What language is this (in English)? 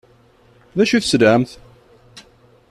Kabyle